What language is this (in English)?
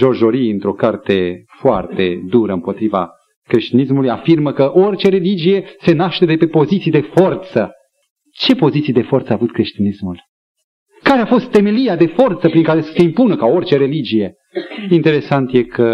Romanian